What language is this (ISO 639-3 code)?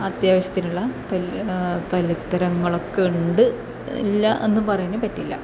mal